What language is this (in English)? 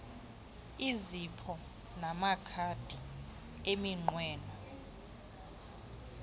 Xhosa